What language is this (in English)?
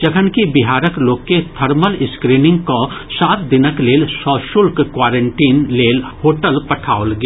Maithili